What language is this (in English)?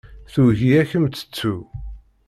Kabyle